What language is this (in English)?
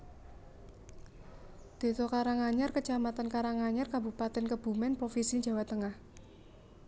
Javanese